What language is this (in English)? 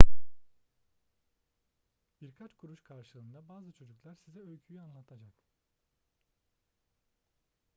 Turkish